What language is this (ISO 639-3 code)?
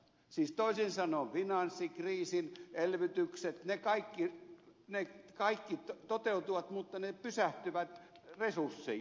fin